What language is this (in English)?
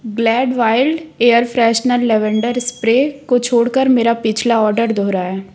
Hindi